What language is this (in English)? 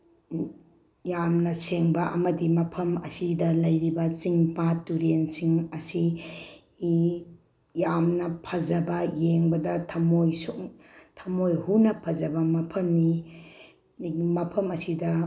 Manipuri